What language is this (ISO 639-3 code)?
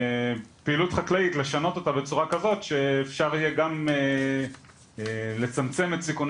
heb